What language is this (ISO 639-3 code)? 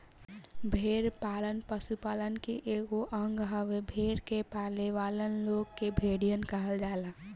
bho